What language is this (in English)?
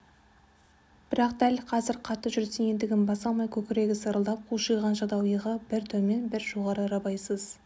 Kazakh